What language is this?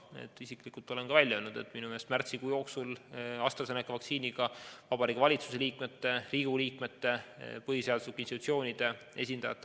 Estonian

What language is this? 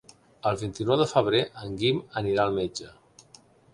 Catalan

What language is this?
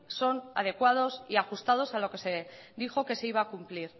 Spanish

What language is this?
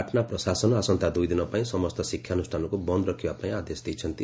Odia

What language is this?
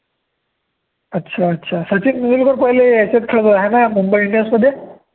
Marathi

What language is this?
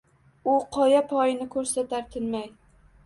Uzbek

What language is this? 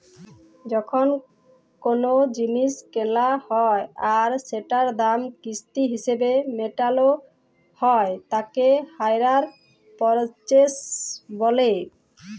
Bangla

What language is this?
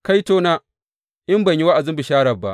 Hausa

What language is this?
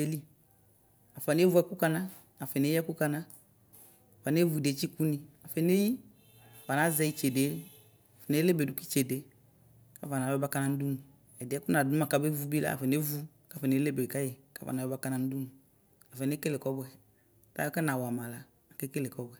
Ikposo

